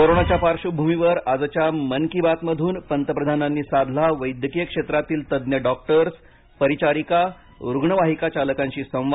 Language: Marathi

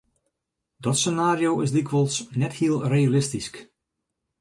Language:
Western Frisian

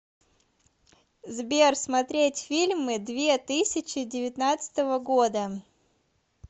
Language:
Russian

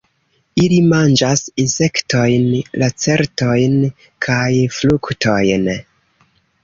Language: Esperanto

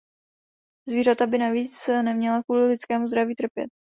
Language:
Czech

